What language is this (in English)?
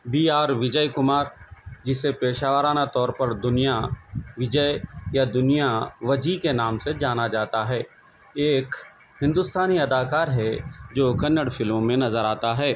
Urdu